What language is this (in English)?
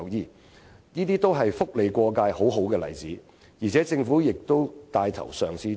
Cantonese